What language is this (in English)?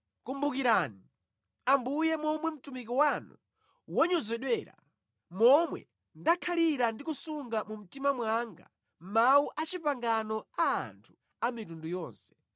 Nyanja